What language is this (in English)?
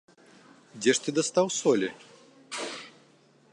Belarusian